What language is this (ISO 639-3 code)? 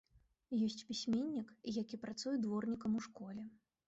bel